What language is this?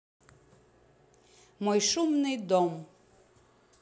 Russian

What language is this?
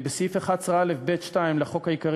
Hebrew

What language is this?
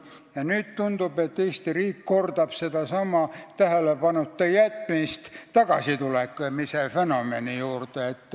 Estonian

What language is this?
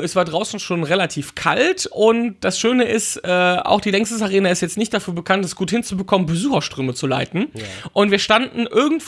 German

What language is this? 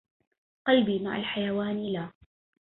Arabic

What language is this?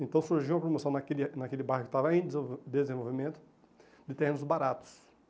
Portuguese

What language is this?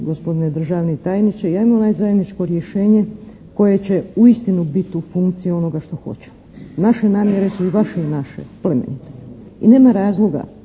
Croatian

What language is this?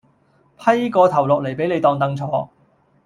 Cantonese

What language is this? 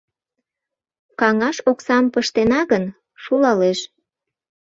Mari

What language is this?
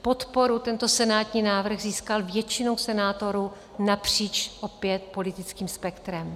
Czech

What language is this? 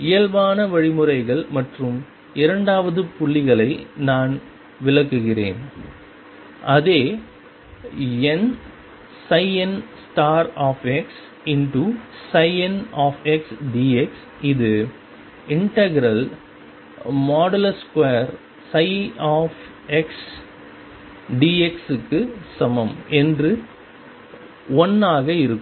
Tamil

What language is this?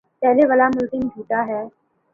Urdu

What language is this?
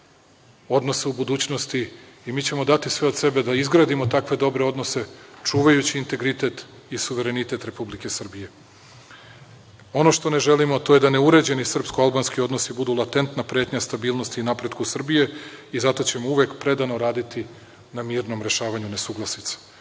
Serbian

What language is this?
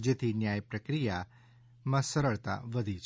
Gujarati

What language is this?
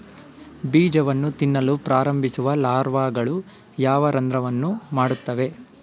Kannada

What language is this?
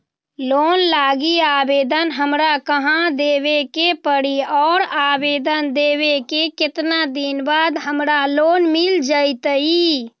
Magahi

